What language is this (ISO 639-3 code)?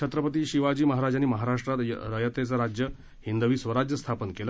mar